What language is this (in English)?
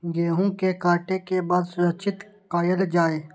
Maithili